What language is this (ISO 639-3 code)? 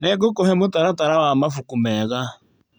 kik